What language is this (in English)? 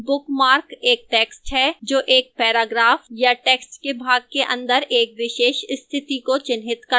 Hindi